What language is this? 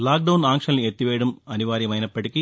Telugu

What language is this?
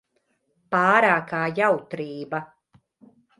Latvian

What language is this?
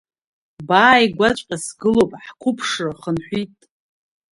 Abkhazian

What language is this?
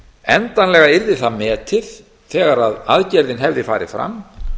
Icelandic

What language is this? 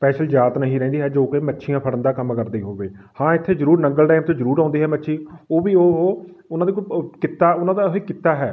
Punjabi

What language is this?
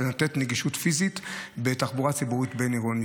Hebrew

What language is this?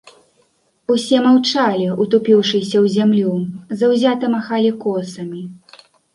Belarusian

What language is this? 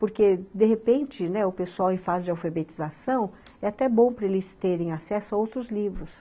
Portuguese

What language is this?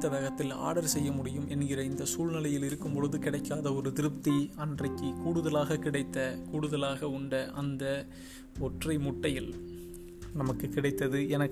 Tamil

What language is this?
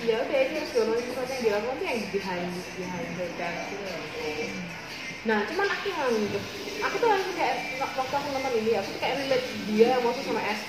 Indonesian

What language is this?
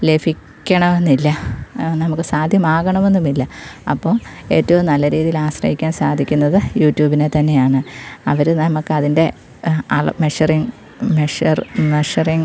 Malayalam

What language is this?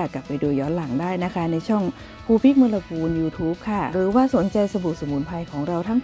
Thai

